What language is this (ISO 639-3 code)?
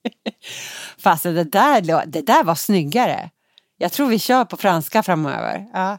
swe